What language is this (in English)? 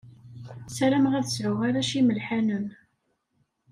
Kabyle